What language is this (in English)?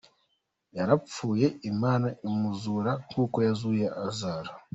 Kinyarwanda